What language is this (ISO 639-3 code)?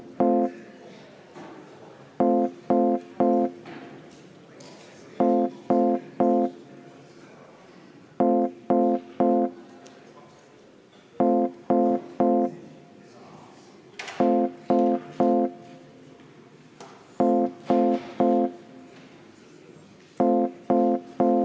est